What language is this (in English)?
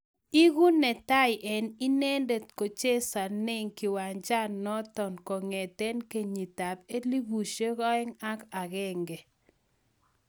Kalenjin